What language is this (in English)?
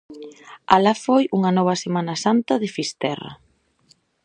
Galician